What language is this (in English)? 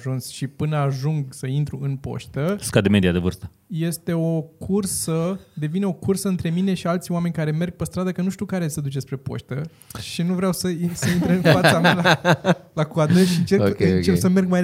Romanian